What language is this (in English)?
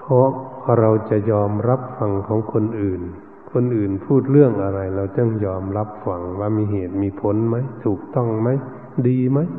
Thai